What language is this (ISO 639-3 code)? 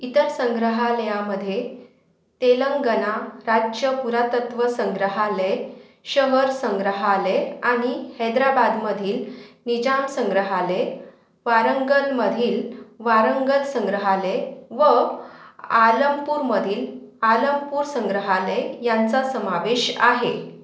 mar